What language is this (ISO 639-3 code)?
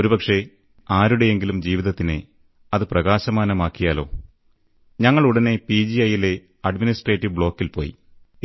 mal